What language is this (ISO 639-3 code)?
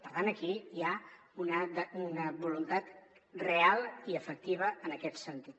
cat